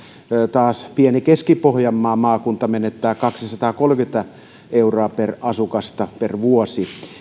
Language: Finnish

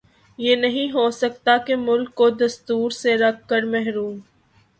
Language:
Urdu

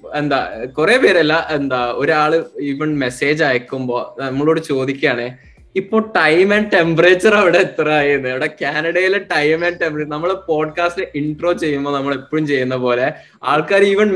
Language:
Malayalam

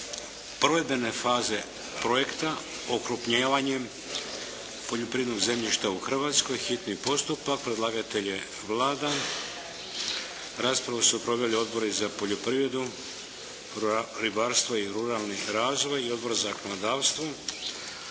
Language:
Croatian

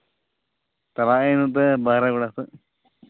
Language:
Santali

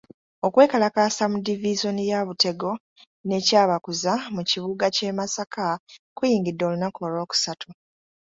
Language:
Ganda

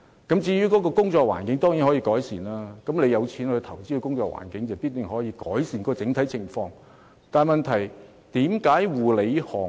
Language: Cantonese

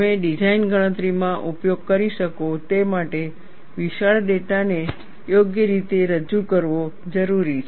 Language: Gujarati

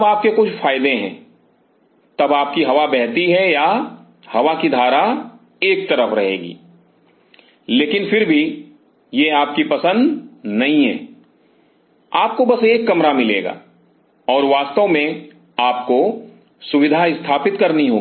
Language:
Hindi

